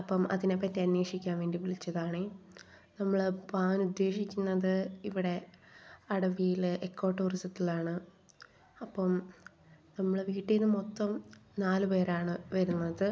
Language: Malayalam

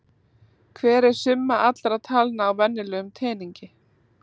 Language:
Icelandic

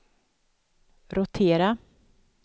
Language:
Swedish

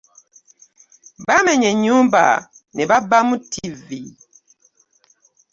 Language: Ganda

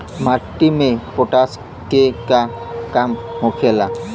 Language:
Bhojpuri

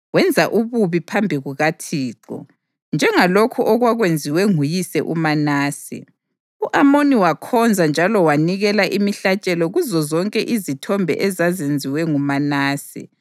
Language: North Ndebele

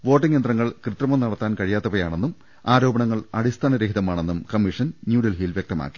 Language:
Malayalam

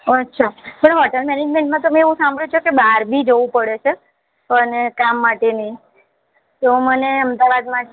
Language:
Gujarati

